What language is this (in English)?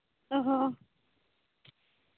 Santali